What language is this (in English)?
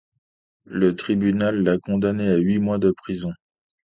French